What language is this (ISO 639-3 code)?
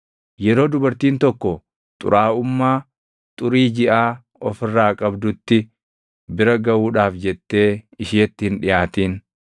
orm